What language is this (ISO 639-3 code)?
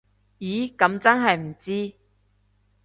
yue